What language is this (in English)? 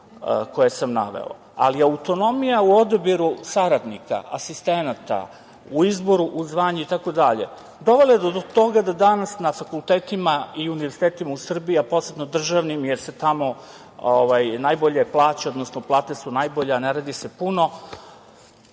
Serbian